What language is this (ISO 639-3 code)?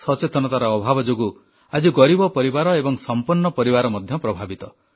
ori